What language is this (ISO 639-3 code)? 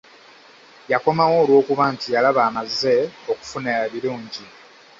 lug